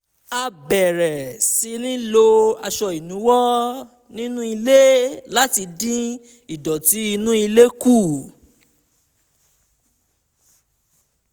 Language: Yoruba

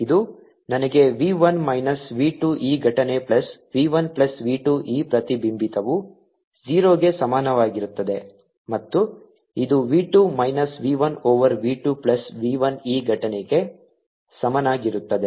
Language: Kannada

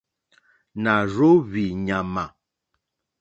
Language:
Mokpwe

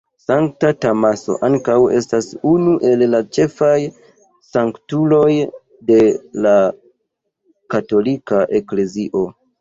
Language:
Esperanto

